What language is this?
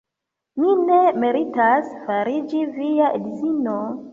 Esperanto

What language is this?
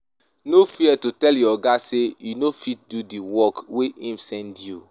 Nigerian Pidgin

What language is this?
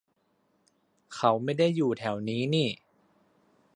Thai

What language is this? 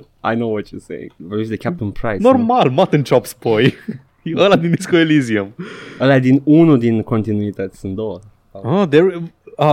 Romanian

